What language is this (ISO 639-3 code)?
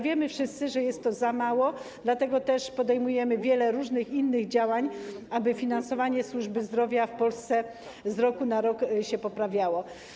pol